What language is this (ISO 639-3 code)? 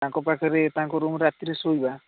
ori